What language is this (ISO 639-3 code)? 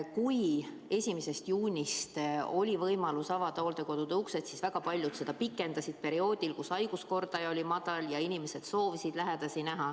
est